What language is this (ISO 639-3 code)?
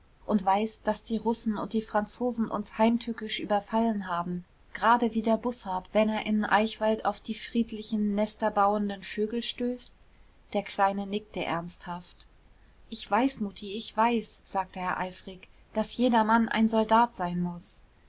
deu